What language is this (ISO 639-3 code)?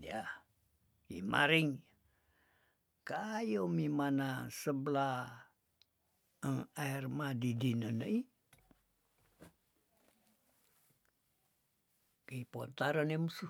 tdn